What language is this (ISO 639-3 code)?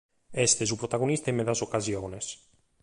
srd